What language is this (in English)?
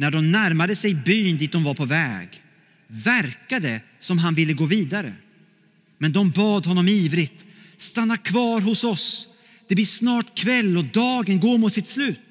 Swedish